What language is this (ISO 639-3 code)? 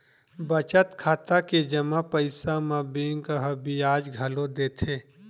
hne